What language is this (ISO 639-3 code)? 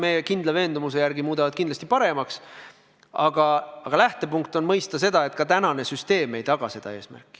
est